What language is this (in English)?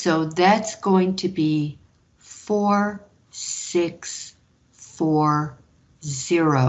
English